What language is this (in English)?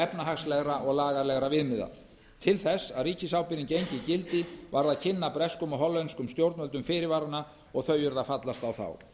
Icelandic